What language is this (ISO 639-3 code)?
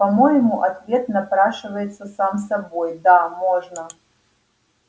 rus